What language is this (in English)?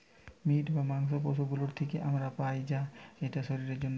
Bangla